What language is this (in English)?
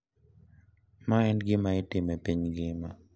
Luo (Kenya and Tanzania)